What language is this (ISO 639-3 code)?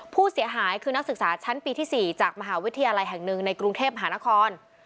tha